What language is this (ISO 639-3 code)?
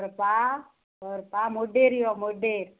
kok